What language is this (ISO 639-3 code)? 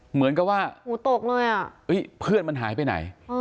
tha